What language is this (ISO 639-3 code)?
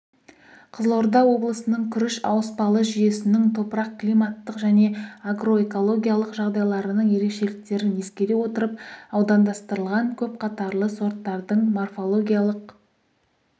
kaz